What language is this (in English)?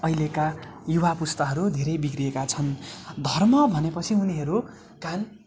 Nepali